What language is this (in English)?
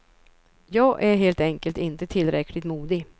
Swedish